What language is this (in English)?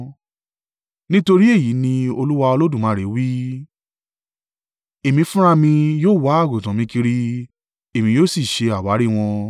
Yoruba